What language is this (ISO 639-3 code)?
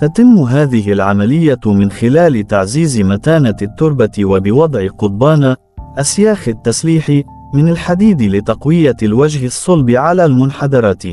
ara